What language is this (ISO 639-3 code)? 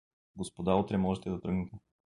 bul